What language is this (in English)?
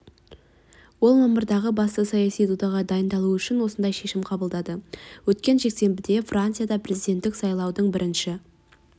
Kazakh